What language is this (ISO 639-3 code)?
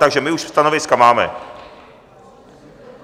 ces